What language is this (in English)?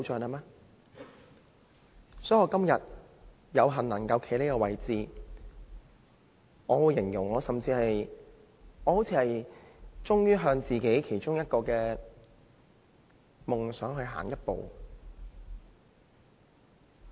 Cantonese